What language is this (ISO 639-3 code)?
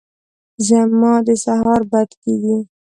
pus